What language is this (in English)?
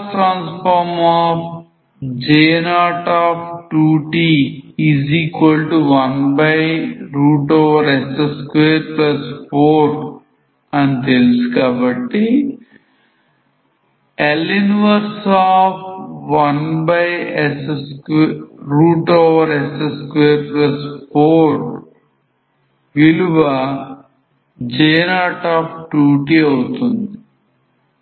Telugu